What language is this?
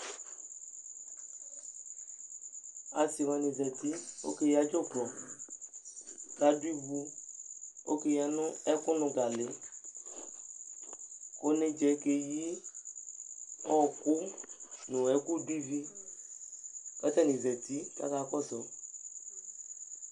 Ikposo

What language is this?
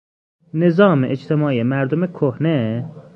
Persian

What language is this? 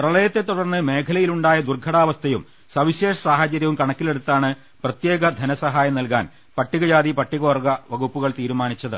Malayalam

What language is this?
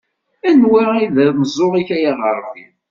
Kabyle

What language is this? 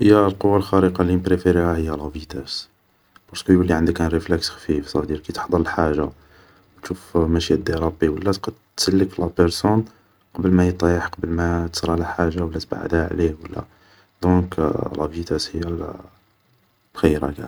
Algerian Arabic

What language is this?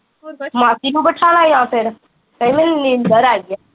Punjabi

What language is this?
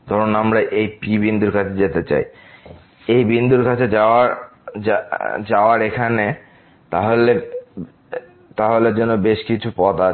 Bangla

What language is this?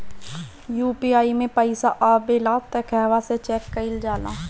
Bhojpuri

